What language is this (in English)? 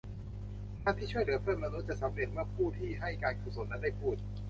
Thai